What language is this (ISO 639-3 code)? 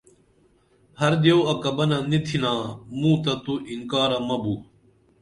dml